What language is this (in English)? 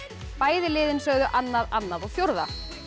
Icelandic